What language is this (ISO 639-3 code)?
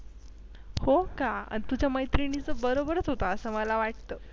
mar